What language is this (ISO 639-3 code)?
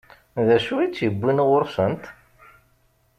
kab